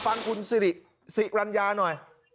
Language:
Thai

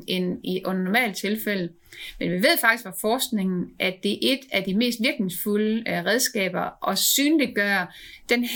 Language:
Danish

